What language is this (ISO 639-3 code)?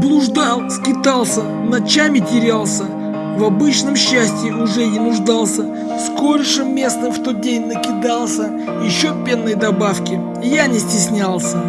rus